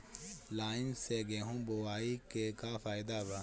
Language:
Bhojpuri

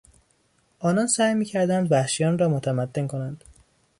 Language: Persian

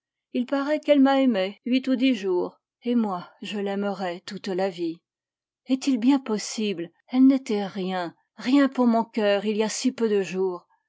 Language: French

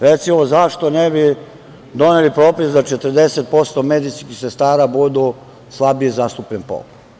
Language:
Serbian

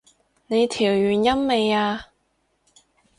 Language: Cantonese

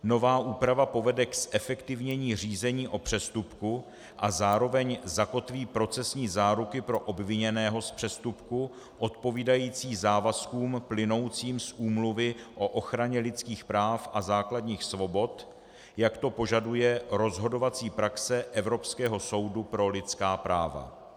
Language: Czech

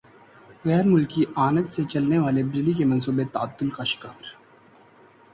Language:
Urdu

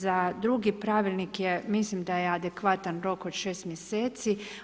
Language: Croatian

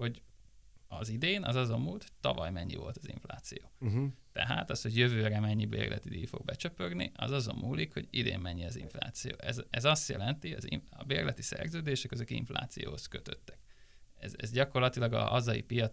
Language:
Hungarian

